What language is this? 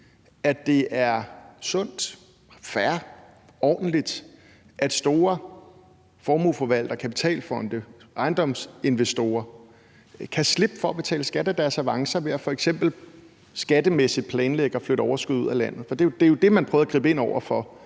Danish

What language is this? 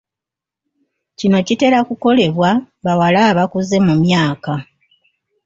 Ganda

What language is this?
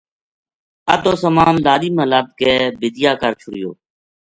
Gujari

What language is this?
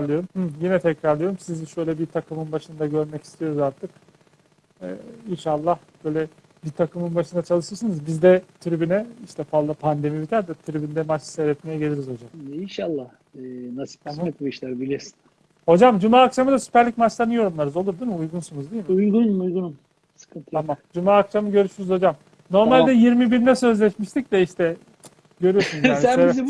Turkish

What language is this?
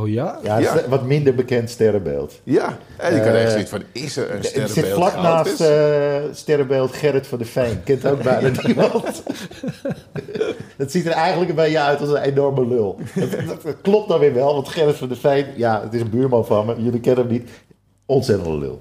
Dutch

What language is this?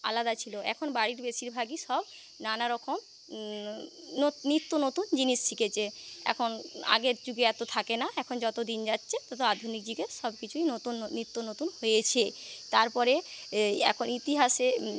Bangla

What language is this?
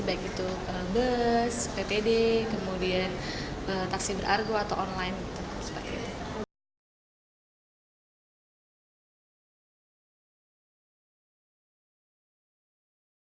Indonesian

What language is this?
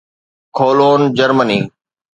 Sindhi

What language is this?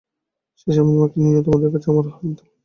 Bangla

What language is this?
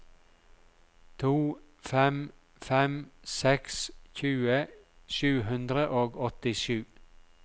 Norwegian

